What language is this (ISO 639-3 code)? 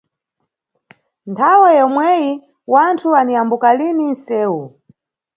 nyu